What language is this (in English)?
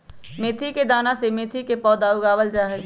Magahi